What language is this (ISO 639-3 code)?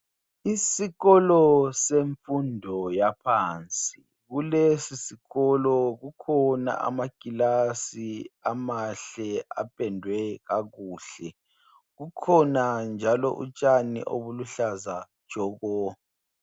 nde